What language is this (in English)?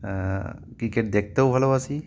Bangla